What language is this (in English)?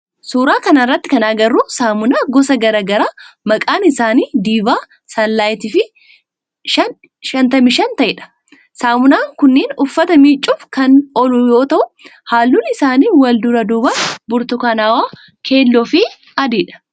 Oromo